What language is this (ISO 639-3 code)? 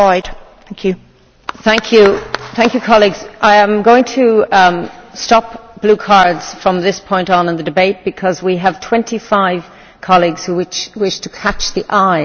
eng